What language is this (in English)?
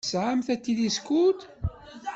Kabyle